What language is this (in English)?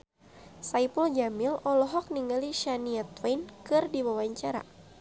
Sundanese